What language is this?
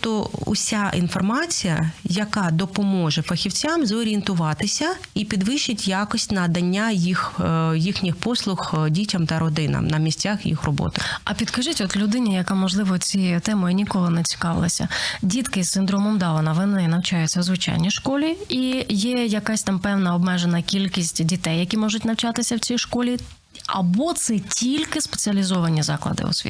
Ukrainian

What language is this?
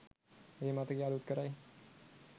Sinhala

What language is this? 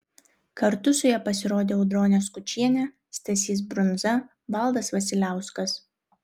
Lithuanian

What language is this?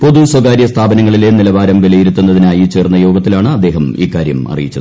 Malayalam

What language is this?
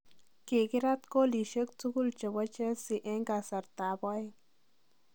Kalenjin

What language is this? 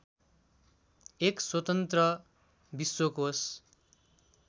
Nepali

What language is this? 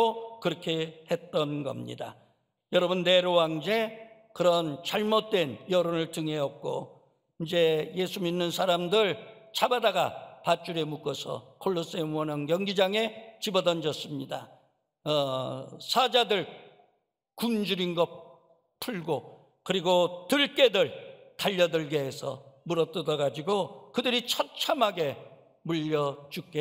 Korean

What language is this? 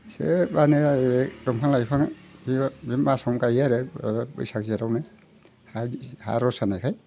Bodo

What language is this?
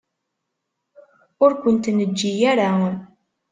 Kabyle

